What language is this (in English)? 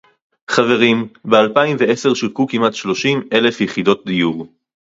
Hebrew